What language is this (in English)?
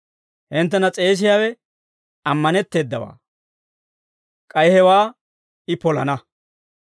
Dawro